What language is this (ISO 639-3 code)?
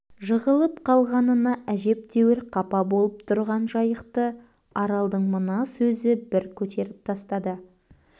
kaz